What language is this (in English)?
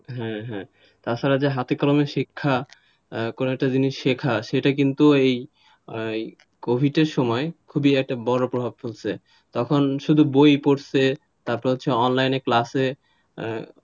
Bangla